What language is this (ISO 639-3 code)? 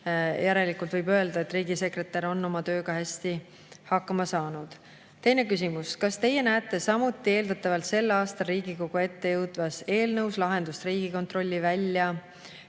est